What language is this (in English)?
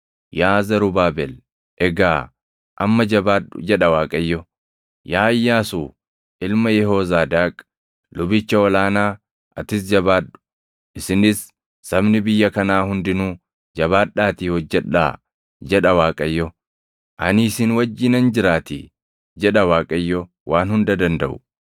Oromo